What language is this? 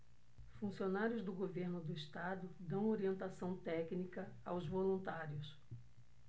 Portuguese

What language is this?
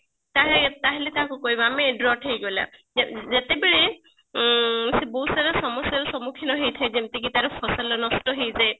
Odia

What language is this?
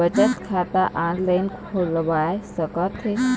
Chhattisgarhi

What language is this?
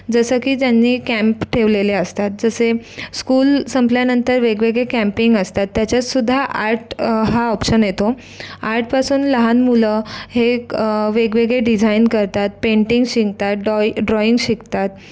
Marathi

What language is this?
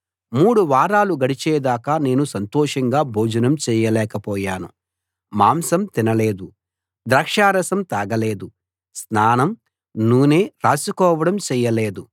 Telugu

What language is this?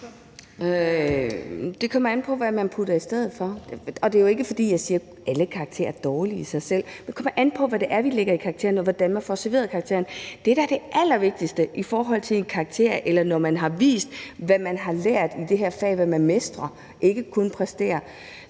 Danish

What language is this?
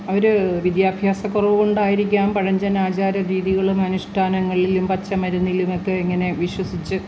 Malayalam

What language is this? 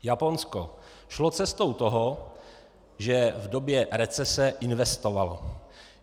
Czech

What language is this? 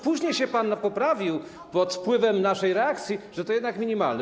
Polish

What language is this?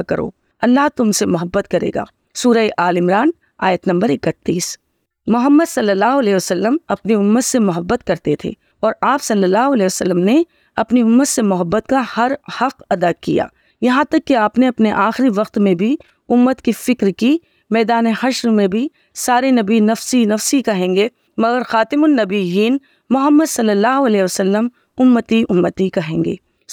Urdu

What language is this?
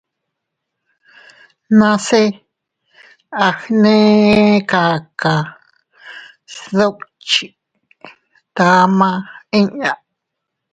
Teutila Cuicatec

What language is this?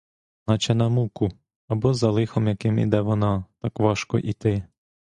Ukrainian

